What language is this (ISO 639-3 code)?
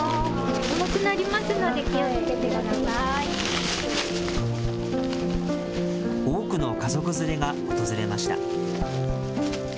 jpn